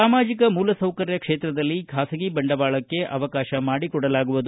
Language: Kannada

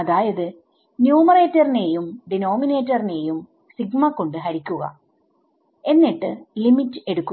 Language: Malayalam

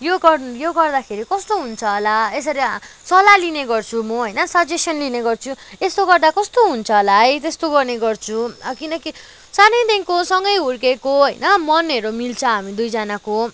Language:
Nepali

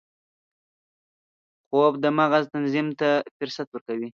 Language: Pashto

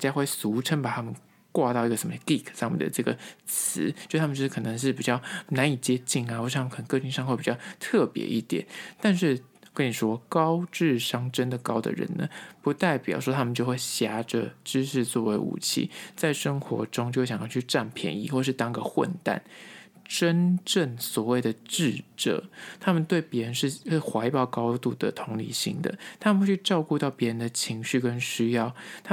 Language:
Chinese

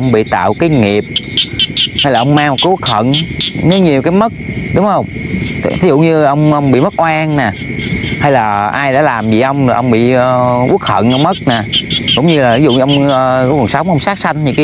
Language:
Vietnamese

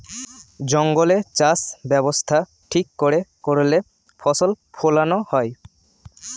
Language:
Bangla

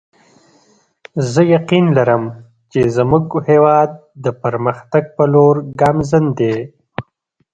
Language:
Pashto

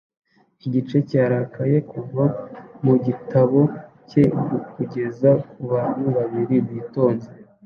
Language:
Kinyarwanda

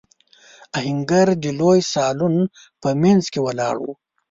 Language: Pashto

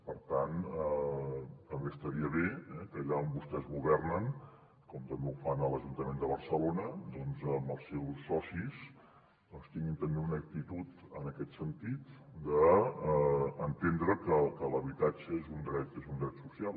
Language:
Catalan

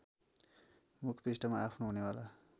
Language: Nepali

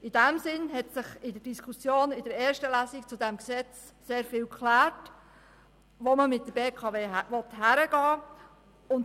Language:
Swiss German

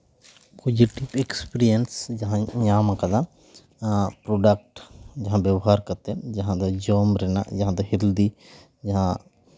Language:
Santali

